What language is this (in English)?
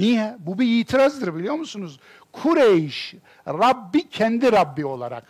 Turkish